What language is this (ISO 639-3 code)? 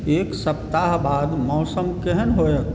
mai